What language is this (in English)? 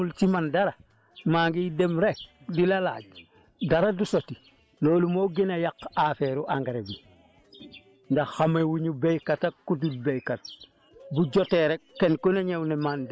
Wolof